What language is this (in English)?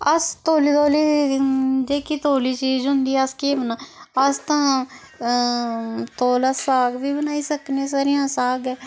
Dogri